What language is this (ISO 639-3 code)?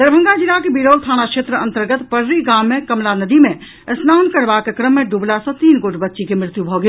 mai